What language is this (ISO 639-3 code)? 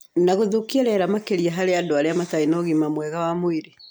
kik